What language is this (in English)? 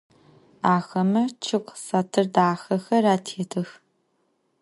Adyghe